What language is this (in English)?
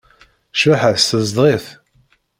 Kabyle